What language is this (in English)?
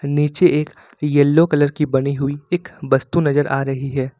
Hindi